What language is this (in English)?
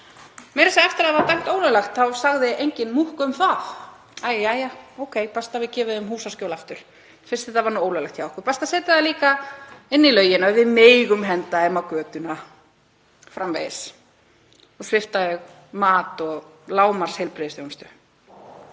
Icelandic